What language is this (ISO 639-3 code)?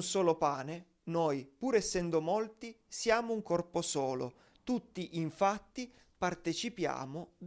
ita